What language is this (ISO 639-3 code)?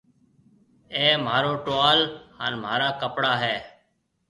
mve